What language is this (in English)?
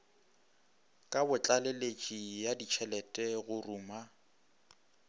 Northern Sotho